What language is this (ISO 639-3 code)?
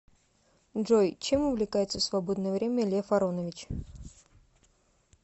rus